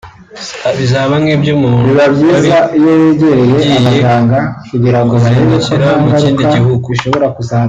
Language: Kinyarwanda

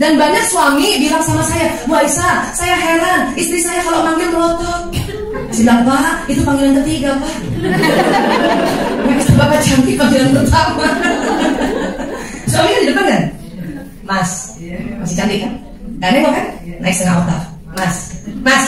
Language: Indonesian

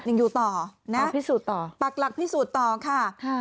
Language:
Thai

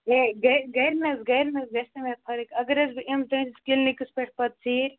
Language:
Kashmiri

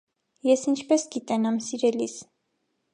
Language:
Armenian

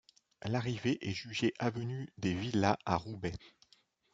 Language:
French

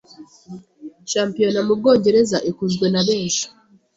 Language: Kinyarwanda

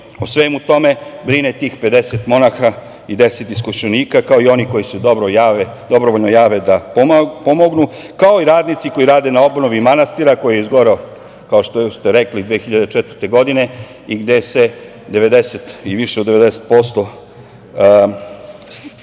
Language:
Serbian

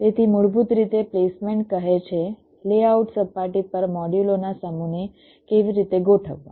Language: Gujarati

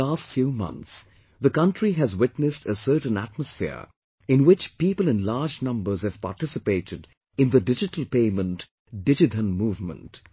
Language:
English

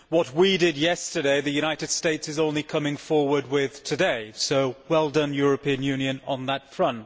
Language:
English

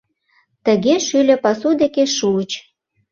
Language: Mari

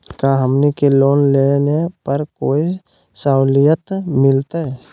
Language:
Magahi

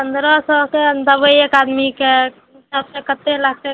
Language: Maithili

